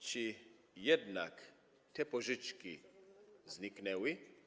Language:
Polish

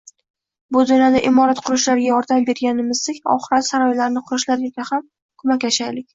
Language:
Uzbek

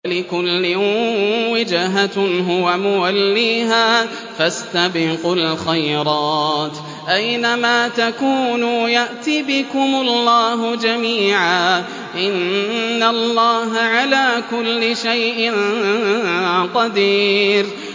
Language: Arabic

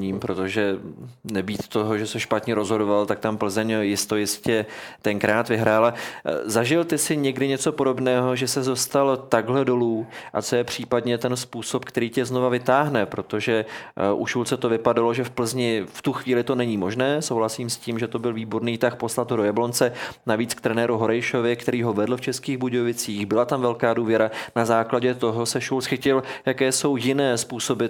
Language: Czech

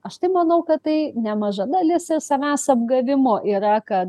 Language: Lithuanian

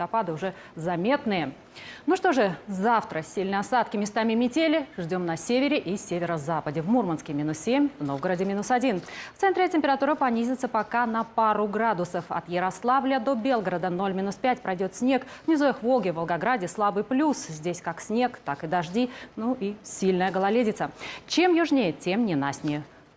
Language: Russian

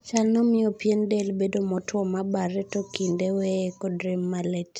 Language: Luo (Kenya and Tanzania)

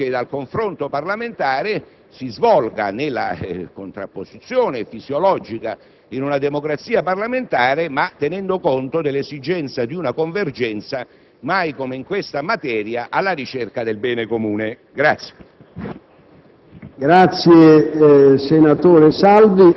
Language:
Italian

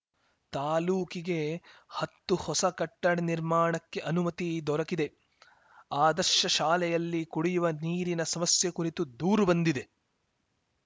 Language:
Kannada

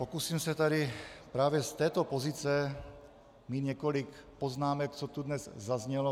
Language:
Czech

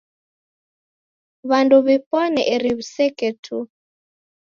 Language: Taita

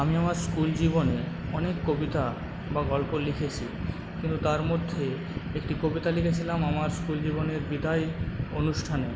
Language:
Bangla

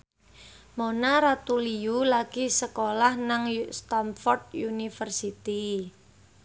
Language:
Javanese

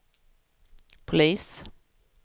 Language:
Swedish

